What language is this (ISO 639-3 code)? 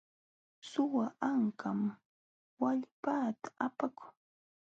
qxw